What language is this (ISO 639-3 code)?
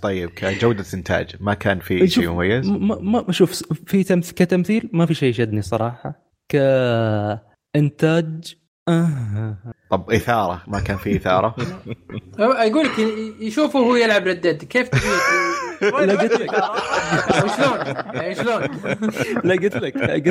ara